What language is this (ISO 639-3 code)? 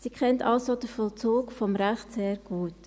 gsw